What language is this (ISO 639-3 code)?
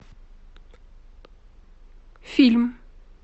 rus